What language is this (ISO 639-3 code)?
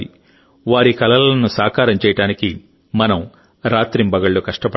tel